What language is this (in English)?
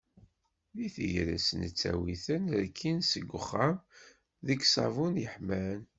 Kabyle